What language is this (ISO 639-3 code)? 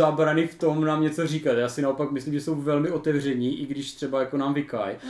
ces